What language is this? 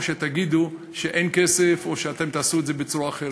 Hebrew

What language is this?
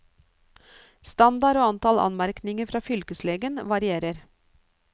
Norwegian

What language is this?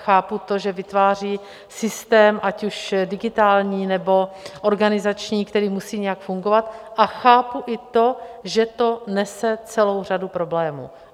Czech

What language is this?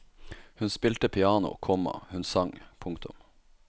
Norwegian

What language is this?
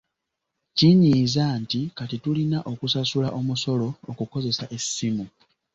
Ganda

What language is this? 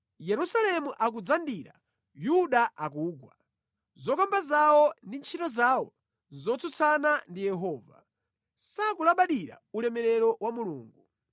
Nyanja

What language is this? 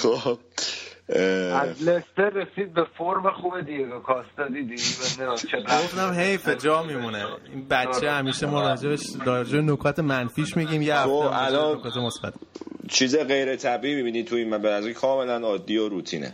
Persian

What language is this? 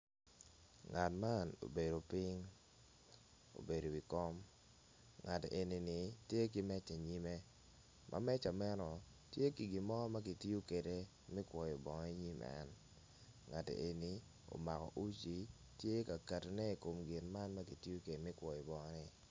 Acoli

